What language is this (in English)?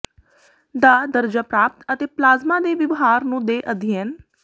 Punjabi